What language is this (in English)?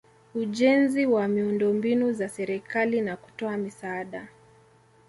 Swahili